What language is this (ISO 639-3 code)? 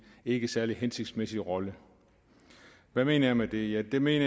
dan